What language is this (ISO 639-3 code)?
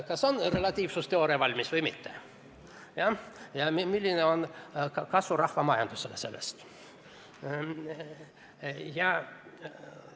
est